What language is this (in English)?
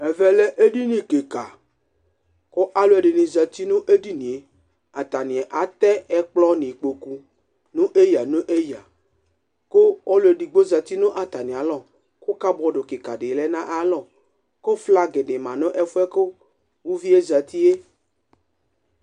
Ikposo